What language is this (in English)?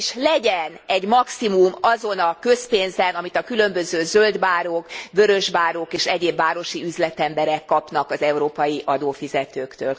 Hungarian